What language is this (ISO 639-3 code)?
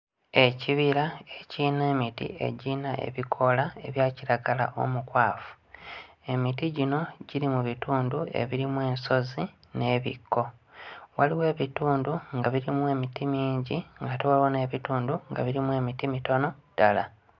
lug